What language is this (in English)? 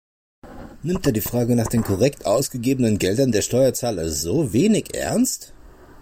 German